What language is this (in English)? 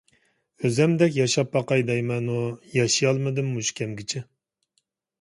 Uyghur